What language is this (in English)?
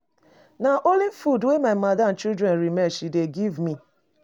Nigerian Pidgin